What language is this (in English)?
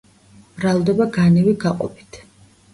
Georgian